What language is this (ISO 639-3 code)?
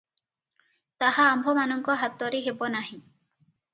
ori